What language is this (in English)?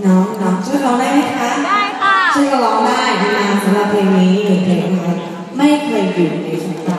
Ukrainian